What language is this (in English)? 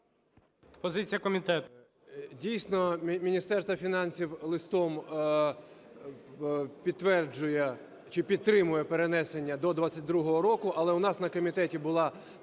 Ukrainian